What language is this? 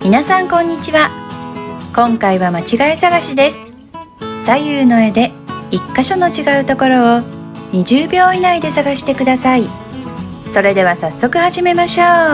Japanese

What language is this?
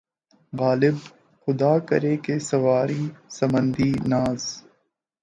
Urdu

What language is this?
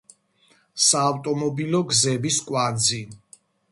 Georgian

